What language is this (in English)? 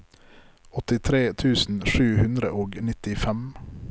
Norwegian